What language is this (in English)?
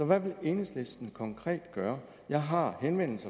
Danish